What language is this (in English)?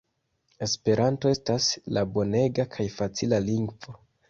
Esperanto